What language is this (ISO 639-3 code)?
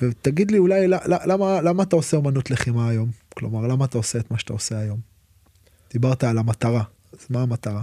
heb